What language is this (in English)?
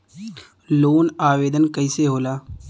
Bhojpuri